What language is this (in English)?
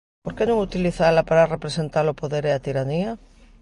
Galician